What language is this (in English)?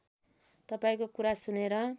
Nepali